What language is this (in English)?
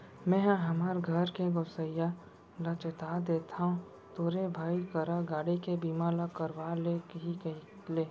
Chhattisgarhi